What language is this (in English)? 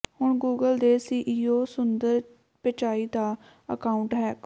Punjabi